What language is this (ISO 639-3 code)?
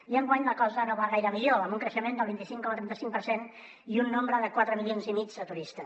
cat